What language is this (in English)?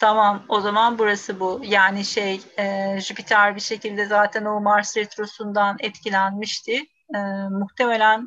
Turkish